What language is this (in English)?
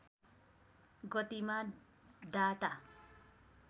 Nepali